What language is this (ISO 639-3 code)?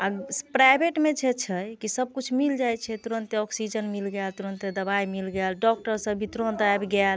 mai